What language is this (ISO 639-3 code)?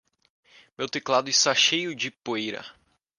por